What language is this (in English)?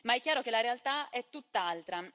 Italian